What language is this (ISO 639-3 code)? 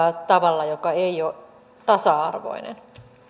fin